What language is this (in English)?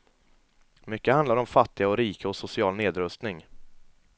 Swedish